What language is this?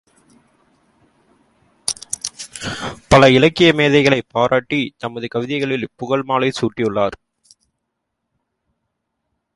Tamil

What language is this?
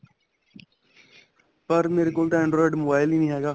Punjabi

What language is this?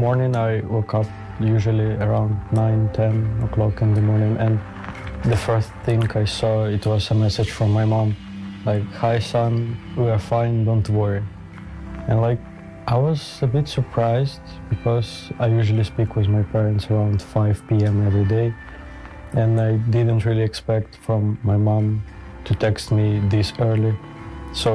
Dutch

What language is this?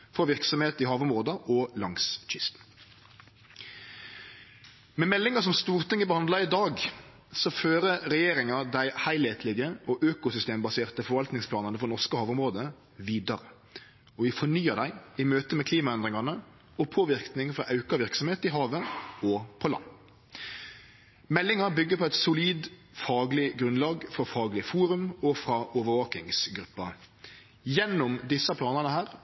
Norwegian Nynorsk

